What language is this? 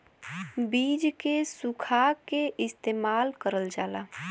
Bhojpuri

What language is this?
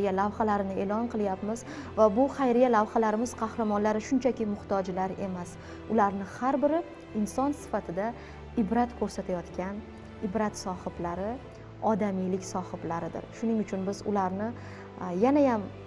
Turkish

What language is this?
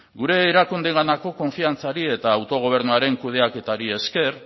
Basque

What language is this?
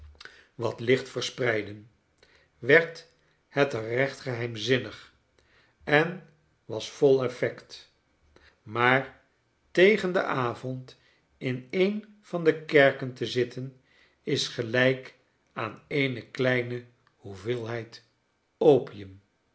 Dutch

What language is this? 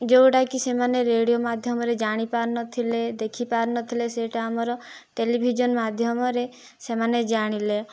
Odia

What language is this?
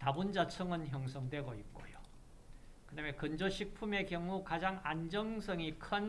Korean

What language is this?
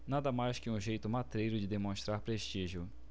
Portuguese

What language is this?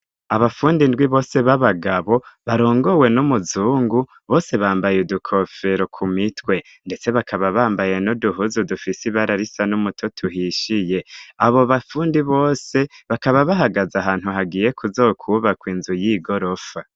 Rundi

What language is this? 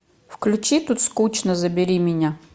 Russian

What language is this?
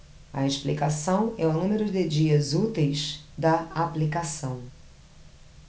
Portuguese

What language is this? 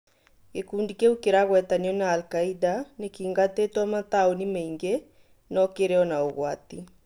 Kikuyu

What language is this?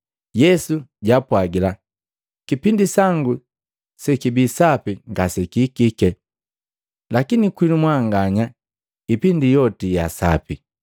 Matengo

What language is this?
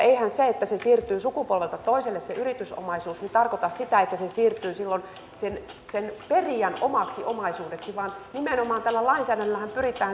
Finnish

